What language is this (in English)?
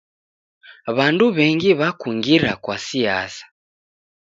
Taita